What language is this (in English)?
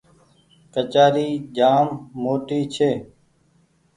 Goaria